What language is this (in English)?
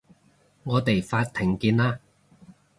Cantonese